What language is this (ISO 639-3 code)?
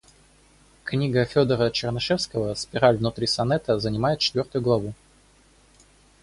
rus